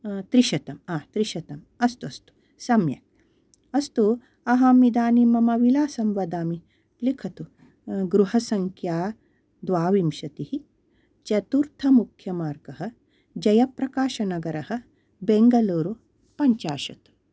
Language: Sanskrit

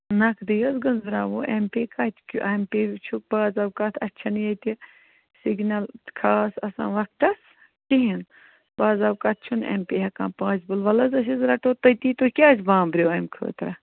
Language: Kashmiri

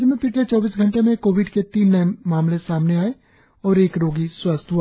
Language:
Hindi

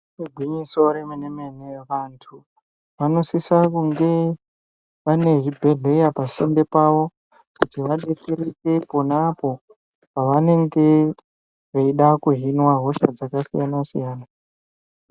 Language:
Ndau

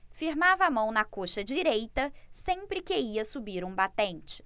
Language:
Portuguese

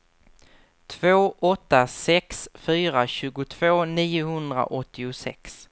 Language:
Swedish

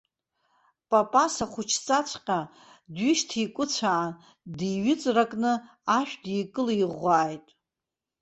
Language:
Abkhazian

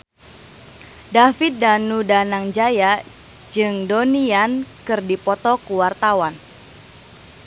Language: Sundanese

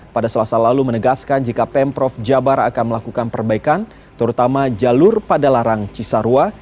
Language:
Indonesian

